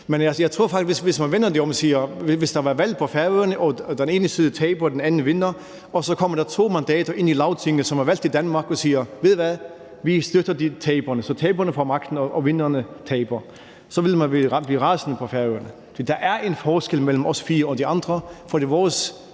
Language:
Danish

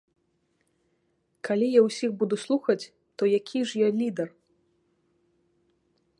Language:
Belarusian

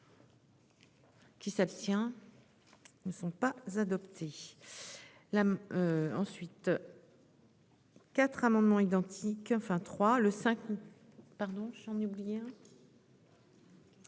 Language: French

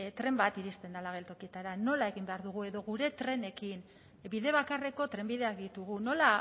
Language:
Basque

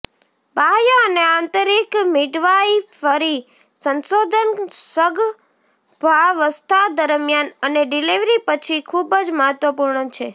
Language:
Gujarati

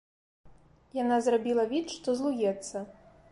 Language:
Belarusian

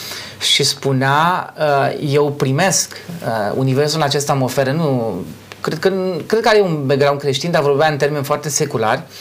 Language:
Romanian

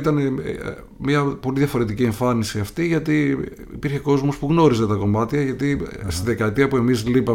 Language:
Greek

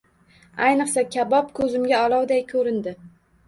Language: Uzbek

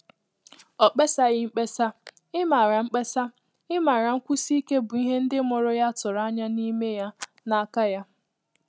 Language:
Igbo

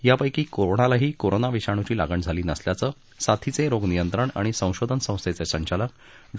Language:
Marathi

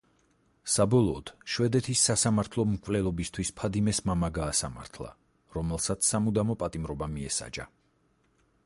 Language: Georgian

